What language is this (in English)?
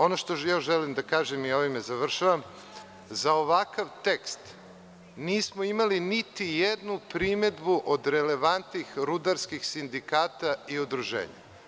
Serbian